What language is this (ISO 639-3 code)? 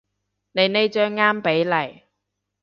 yue